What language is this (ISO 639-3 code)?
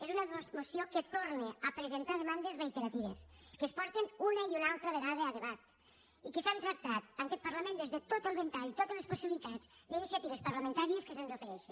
cat